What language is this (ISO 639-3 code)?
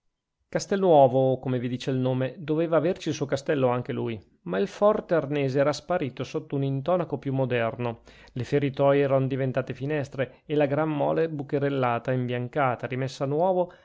ita